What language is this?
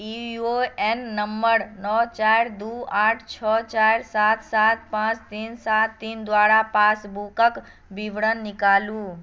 Maithili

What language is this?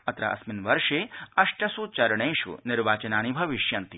Sanskrit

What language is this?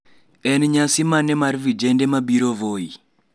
Luo (Kenya and Tanzania)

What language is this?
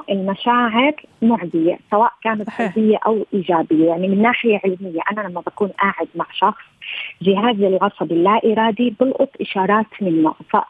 Arabic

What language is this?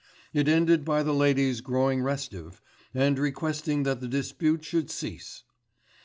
English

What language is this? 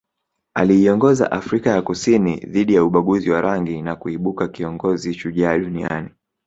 Swahili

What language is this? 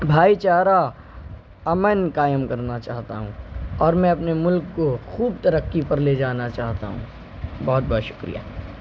Urdu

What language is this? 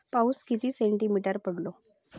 Marathi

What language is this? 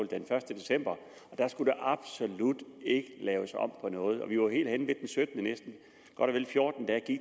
Danish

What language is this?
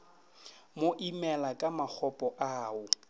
Northern Sotho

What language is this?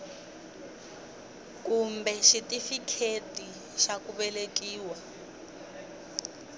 Tsonga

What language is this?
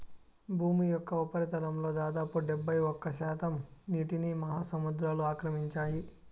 Telugu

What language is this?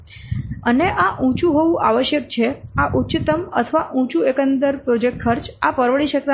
Gujarati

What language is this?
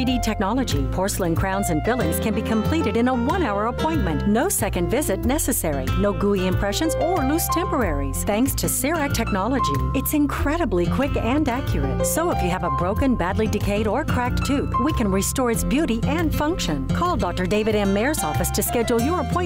Spanish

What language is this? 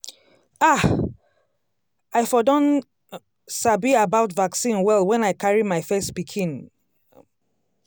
Nigerian Pidgin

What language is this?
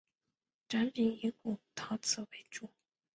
Chinese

